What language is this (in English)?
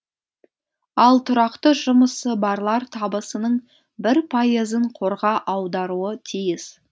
Kazakh